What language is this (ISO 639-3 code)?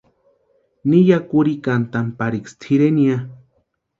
pua